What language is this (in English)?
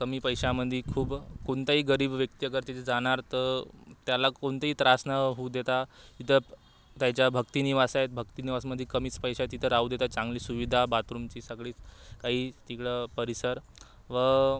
Marathi